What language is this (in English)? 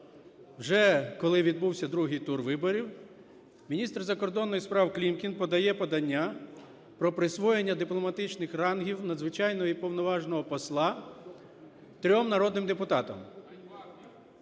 Ukrainian